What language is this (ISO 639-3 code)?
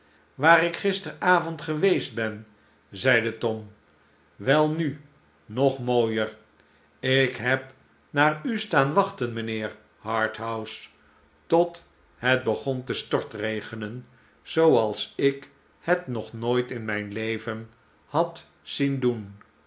nld